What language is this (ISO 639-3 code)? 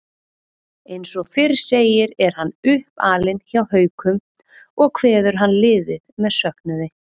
isl